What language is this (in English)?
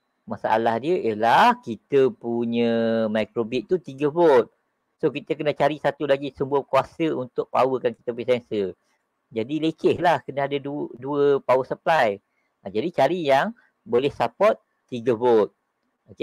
Malay